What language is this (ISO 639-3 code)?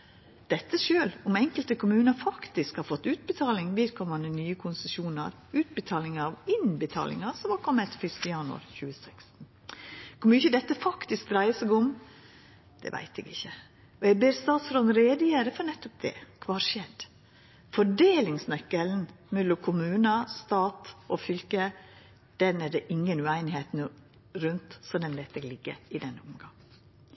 nno